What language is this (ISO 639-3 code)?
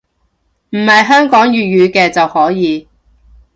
yue